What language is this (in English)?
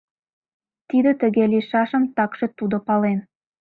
Mari